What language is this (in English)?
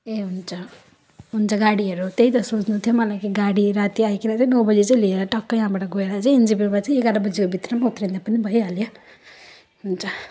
Nepali